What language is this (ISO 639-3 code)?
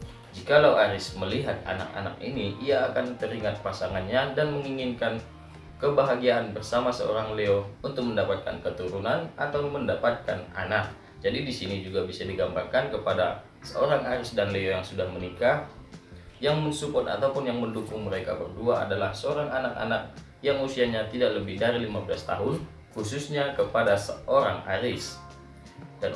ind